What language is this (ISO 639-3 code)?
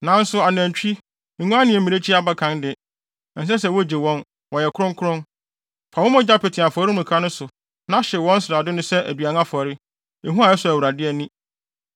aka